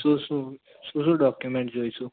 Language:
Gujarati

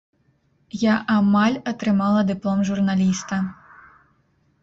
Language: Belarusian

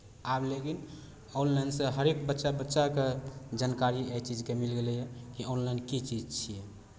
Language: Maithili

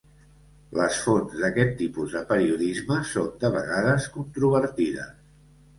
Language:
Catalan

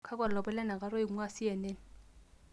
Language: Masai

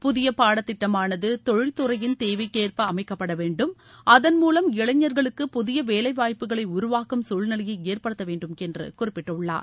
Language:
Tamil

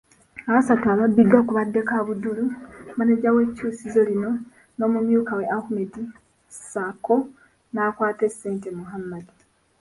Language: Ganda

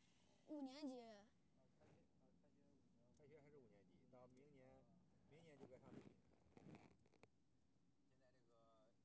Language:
Chinese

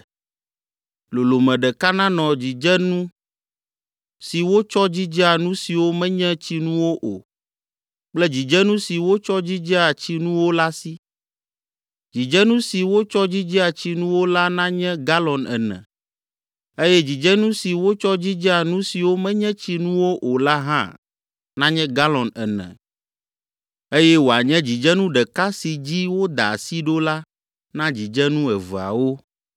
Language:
Ewe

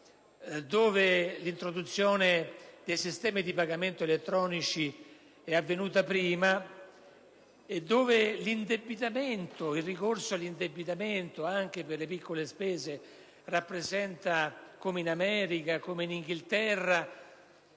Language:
Italian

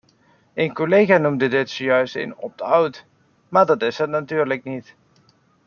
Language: Dutch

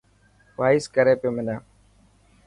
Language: Dhatki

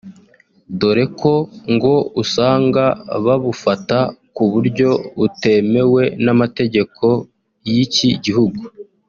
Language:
Kinyarwanda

